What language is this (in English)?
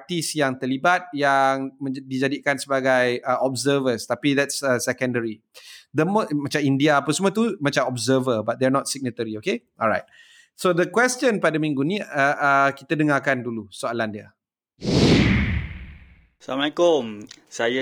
Malay